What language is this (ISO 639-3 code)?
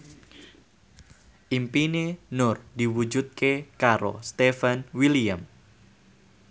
jav